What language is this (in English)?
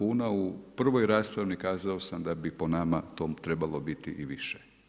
Croatian